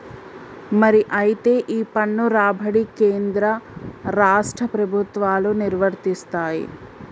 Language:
Telugu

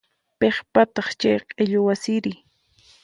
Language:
Puno Quechua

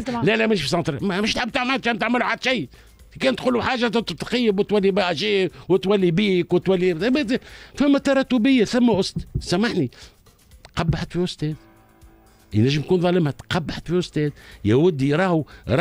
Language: Arabic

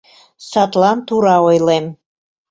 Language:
Mari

